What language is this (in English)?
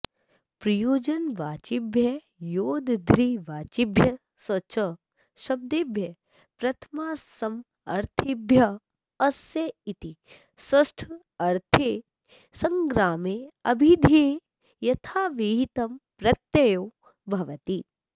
Sanskrit